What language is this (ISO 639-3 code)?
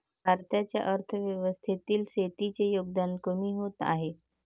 mar